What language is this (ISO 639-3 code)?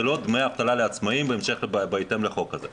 heb